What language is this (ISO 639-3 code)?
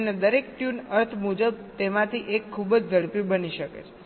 guj